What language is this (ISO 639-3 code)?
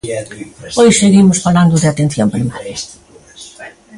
glg